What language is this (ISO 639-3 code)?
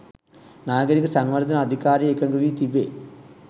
sin